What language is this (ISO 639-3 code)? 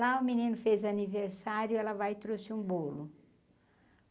por